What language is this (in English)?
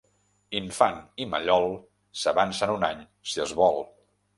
Catalan